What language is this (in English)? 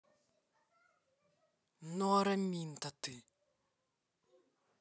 Russian